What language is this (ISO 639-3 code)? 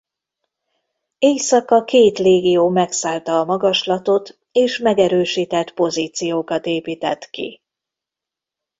hun